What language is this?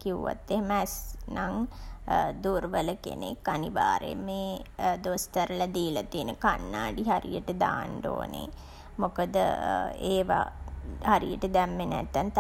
Sinhala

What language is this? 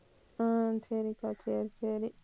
Tamil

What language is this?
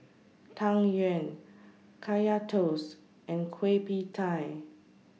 English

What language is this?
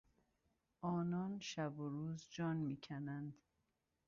Persian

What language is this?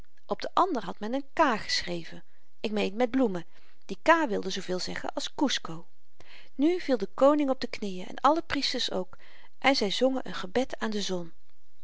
Dutch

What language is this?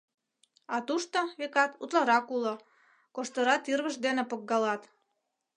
Mari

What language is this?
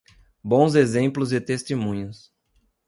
Portuguese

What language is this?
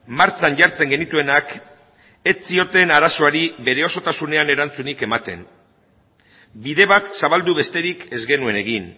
Basque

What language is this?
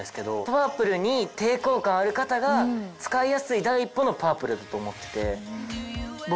Japanese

